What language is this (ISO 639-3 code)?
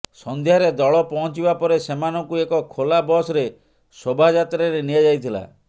ori